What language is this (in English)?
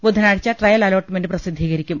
Malayalam